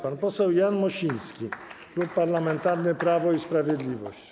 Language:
Polish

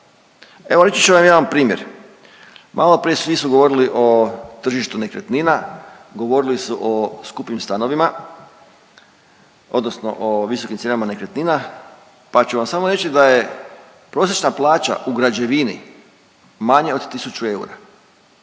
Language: Croatian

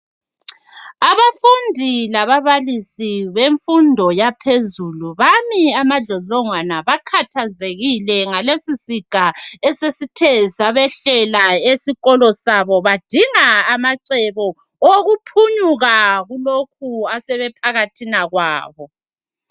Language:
North Ndebele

